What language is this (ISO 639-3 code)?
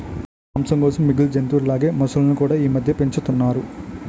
tel